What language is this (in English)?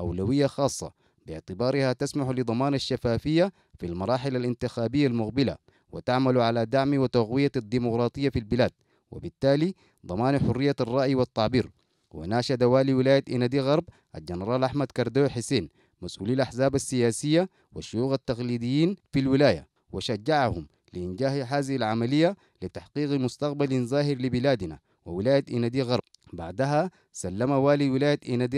Arabic